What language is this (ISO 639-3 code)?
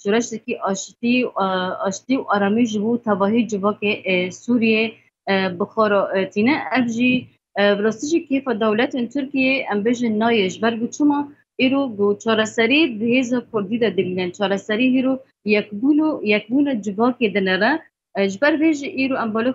fas